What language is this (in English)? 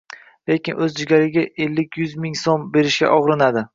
Uzbek